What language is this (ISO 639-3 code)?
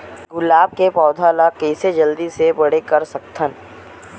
hne